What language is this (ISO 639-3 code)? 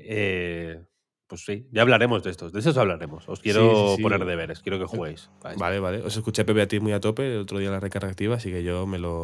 spa